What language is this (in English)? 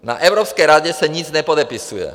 Czech